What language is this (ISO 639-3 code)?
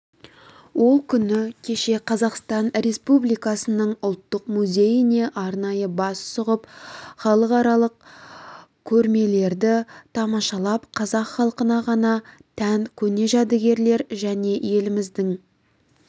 kaz